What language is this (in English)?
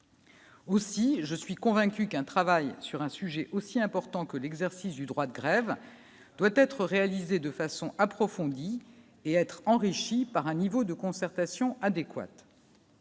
French